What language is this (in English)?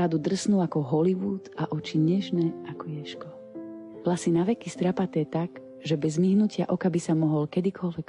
Slovak